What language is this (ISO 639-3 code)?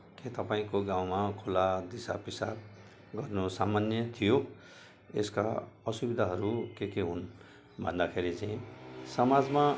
nep